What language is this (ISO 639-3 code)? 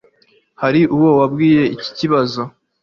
kin